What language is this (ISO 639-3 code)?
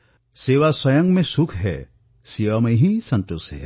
asm